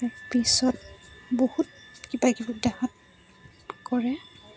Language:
Assamese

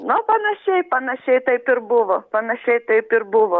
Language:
Lithuanian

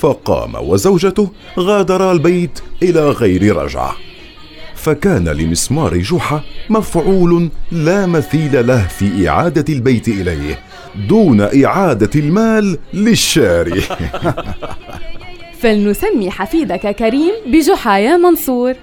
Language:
Arabic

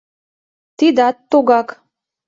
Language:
Mari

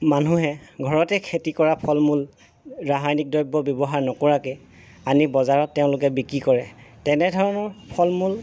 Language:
Assamese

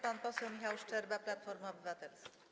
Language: Polish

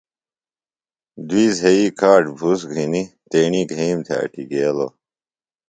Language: Phalura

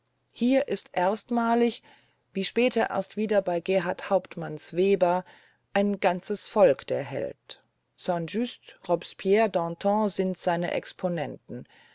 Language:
German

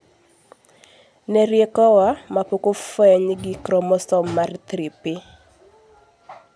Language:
Luo (Kenya and Tanzania)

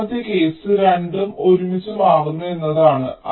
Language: Malayalam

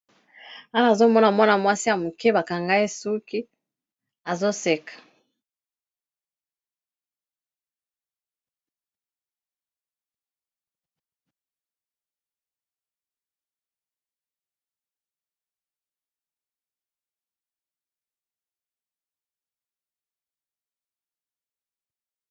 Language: Lingala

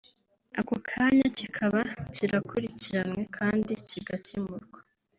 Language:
Kinyarwanda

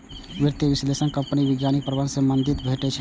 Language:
Maithili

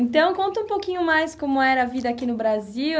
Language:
Portuguese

